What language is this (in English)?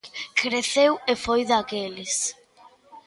Galician